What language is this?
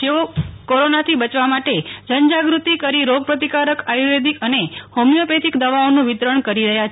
Gujarati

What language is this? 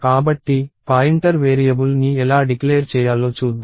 Telugu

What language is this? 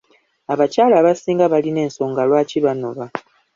Ganda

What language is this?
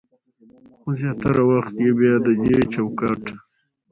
Pashto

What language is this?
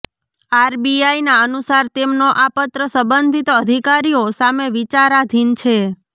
Gujarati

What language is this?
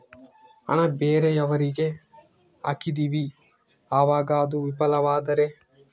Kannada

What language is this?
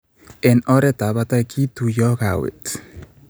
Kalenjin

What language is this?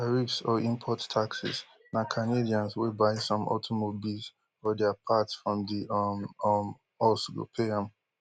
Nigerian Pidgin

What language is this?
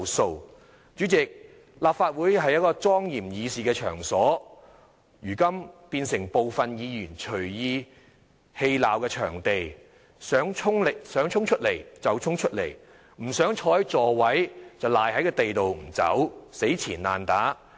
Cantonese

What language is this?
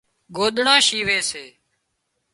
Wadiyara Koli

